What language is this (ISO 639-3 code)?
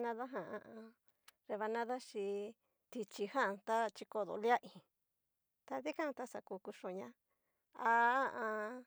miu